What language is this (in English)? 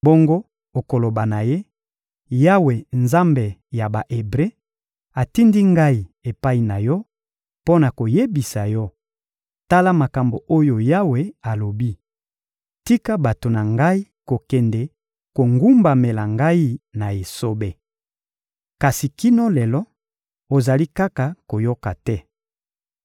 Lingala